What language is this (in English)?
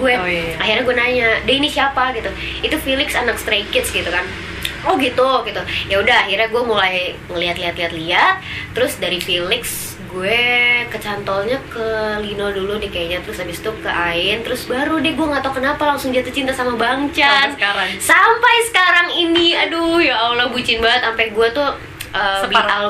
Indonesian